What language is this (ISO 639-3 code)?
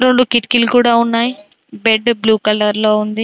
tel